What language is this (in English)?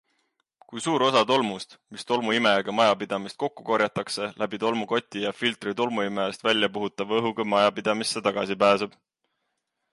Estonian